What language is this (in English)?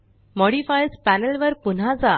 Marathi